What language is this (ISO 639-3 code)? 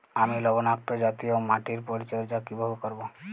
ben